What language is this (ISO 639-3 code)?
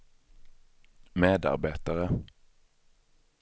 swe